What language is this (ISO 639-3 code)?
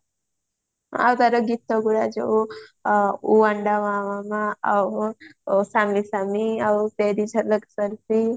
ori